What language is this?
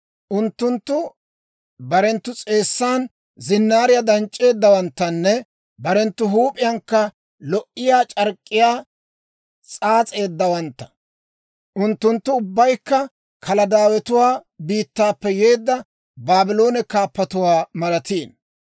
Dawro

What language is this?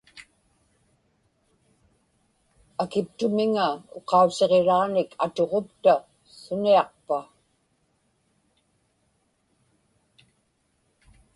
Inupiaq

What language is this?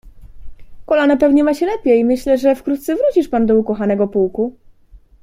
Polish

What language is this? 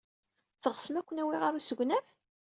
Kabyle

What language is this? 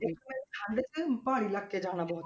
Punjabi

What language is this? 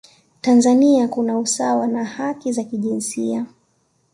Swahili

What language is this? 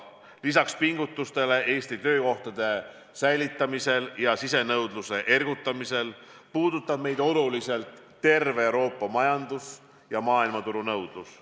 Estonian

